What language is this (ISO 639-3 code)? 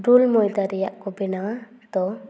sat